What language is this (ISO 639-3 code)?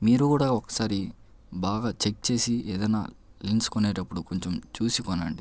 tel